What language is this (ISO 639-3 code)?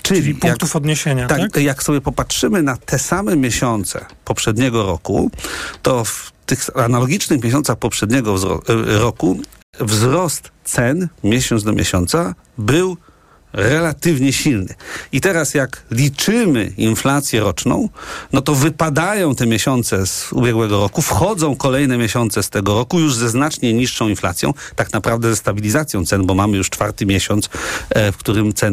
pol